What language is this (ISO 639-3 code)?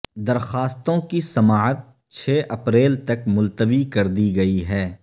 urd